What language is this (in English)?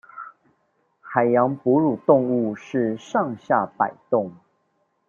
Chinese